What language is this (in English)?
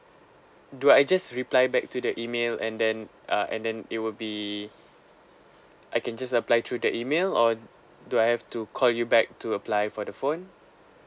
English